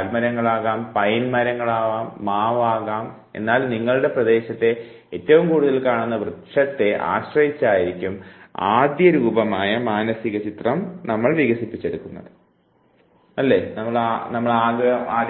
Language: Malayalam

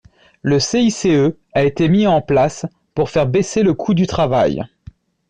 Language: French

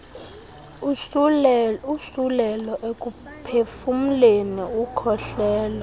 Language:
Xhosa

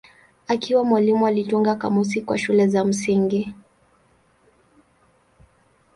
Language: Swahili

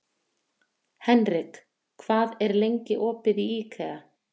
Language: Icelandic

